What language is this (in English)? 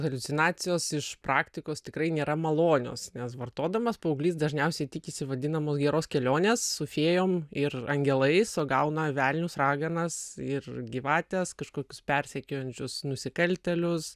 Lithuanian